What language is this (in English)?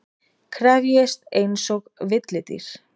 Icelandic